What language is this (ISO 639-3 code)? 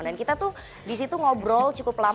ind